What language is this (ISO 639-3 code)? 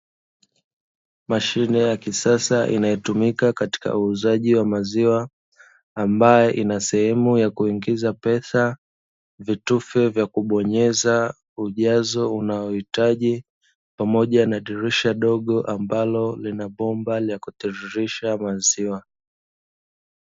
swa